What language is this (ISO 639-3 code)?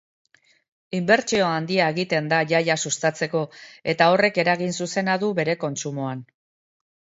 eus